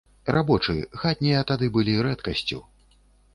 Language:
Belarusian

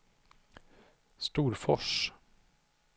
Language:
Swedish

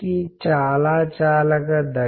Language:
Telugu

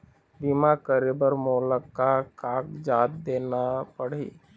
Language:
Chhattisgarhi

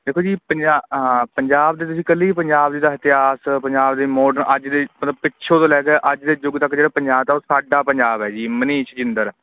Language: Punjabi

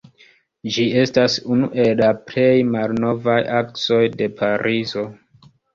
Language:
Esperanto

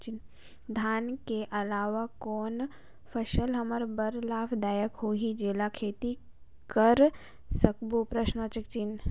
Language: Chhattisgarhi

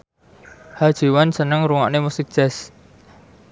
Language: Javanese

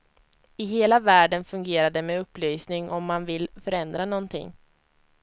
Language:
Swedish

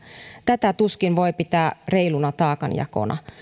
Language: Finnish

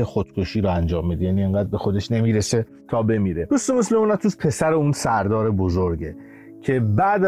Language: Persian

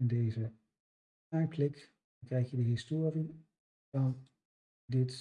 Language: Dutch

